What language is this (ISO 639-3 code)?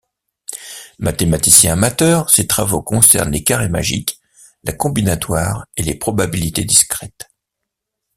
fra